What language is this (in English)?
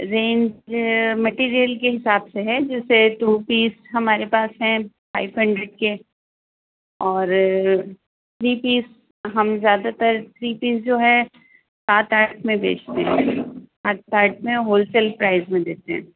Urdu